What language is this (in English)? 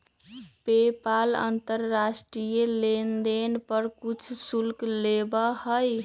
Magahi